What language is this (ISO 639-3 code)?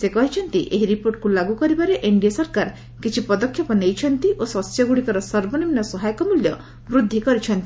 ori